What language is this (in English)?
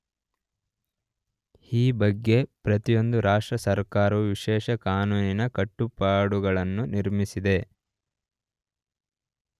Kannada